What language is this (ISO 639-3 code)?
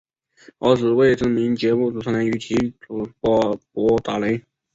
zho